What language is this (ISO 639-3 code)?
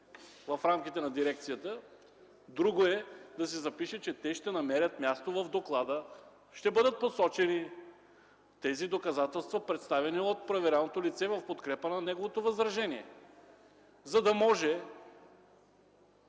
bul